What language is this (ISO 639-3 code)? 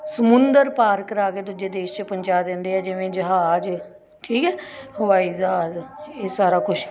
pan